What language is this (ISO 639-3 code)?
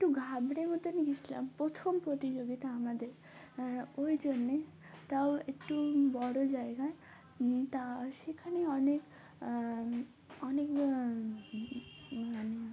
ben